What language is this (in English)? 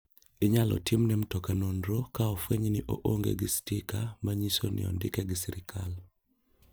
Luo (Kenya and Tanzania)